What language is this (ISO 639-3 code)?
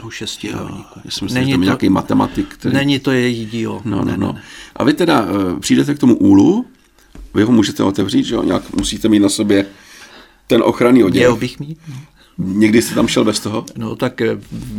ces